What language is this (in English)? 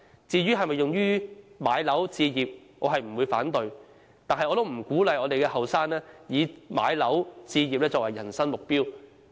Cantonese